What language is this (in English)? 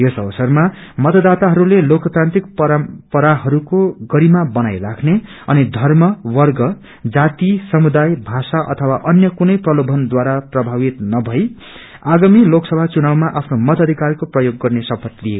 Nepali